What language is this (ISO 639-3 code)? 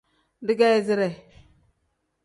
kdh